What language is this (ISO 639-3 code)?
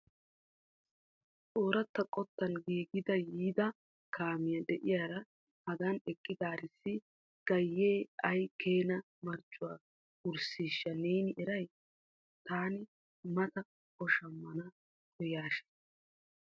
wal